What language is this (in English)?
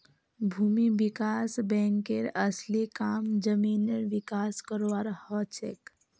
Magahi